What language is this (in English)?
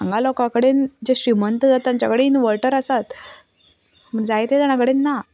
Konkani